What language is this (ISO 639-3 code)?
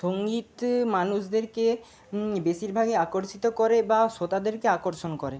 ben